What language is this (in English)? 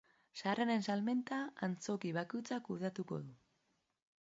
Basque